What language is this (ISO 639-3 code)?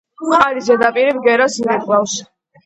kat